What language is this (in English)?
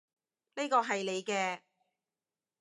Cantonese